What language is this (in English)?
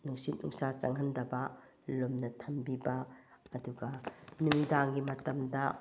Manipuri